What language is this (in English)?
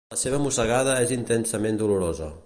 Catalan